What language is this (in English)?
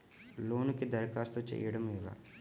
Telugu